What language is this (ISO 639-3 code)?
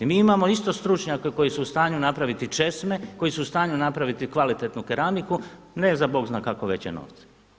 hrv